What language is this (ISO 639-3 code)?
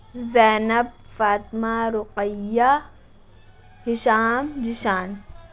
urd